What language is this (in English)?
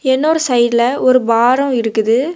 Tamil